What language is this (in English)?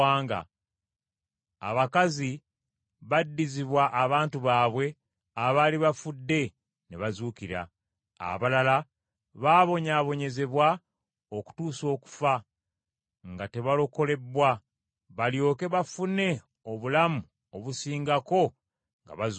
Ganda